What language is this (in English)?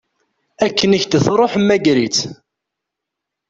Kabyle